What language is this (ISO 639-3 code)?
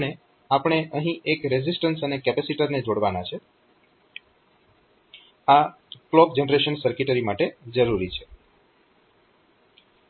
guj